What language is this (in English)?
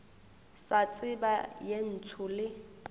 Northern Sotho